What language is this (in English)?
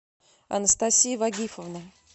Russian